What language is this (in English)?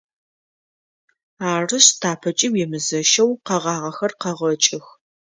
Adyghe